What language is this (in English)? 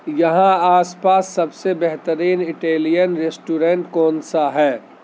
Urdu